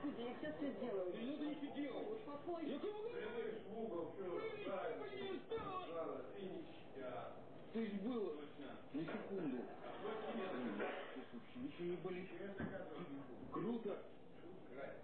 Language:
Russian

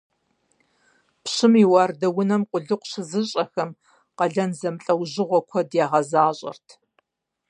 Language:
Kabardian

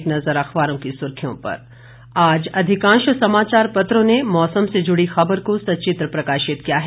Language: Hindi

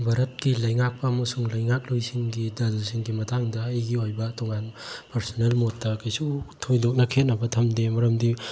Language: Manipuri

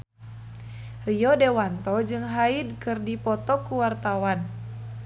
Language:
Sundanese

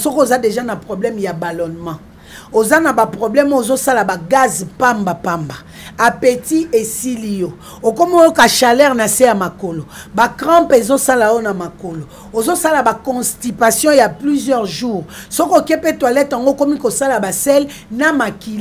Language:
French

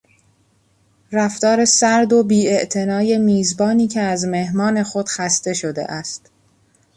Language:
Persian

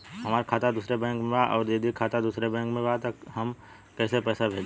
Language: Bhojpuri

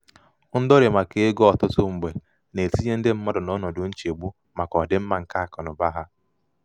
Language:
Igbo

